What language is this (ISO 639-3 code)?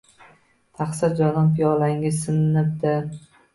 uzb